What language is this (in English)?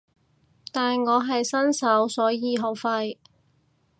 Cantonese